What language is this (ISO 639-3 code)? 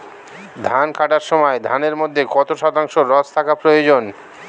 ben